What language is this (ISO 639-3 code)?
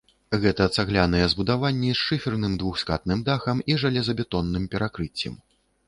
bel